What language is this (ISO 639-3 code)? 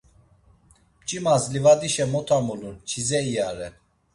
lzz